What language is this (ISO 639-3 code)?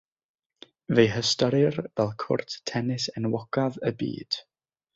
cym